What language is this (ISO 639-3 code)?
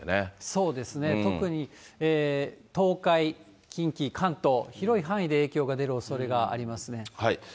jpn